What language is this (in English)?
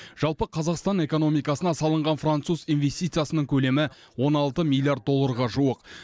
Kazakh